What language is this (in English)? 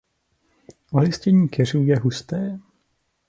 Czech